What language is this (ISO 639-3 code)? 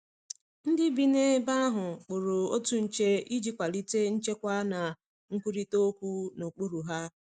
ibo